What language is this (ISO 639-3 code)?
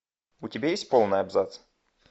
rus